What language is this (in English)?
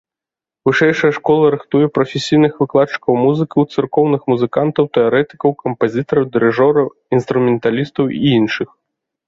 Belarusian